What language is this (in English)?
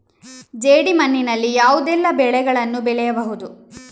Kannada